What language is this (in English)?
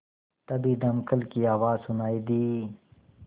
Hindi